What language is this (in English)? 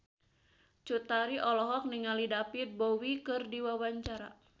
Sundanese